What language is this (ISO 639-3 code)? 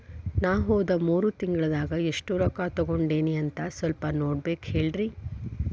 kan